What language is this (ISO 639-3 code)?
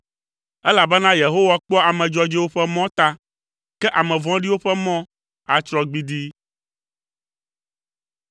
ewe